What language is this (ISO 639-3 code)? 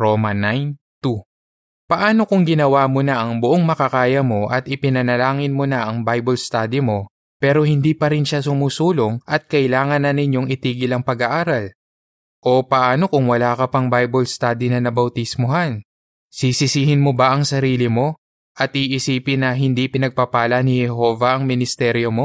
fil